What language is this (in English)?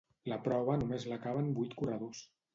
Catalan